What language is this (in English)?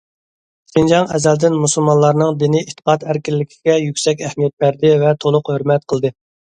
Uyghur